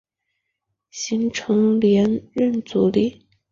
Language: Chinese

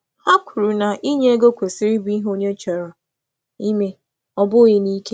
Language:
Igbo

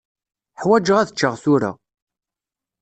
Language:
Kabyle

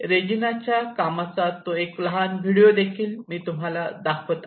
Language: Marathi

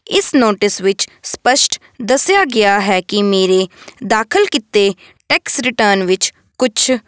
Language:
Punjabi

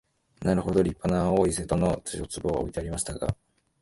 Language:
Japanese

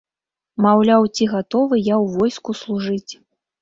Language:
Belarusian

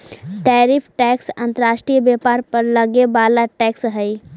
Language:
Magahi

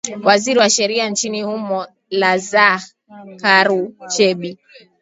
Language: Swahili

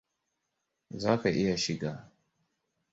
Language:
Hausa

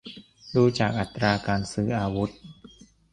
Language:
Thai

